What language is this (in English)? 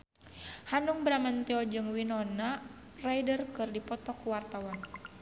Sundanese